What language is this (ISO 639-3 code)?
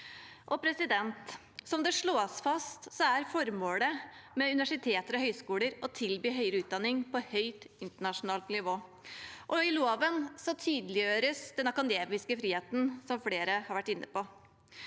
nor